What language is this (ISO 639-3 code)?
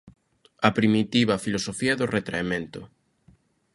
glg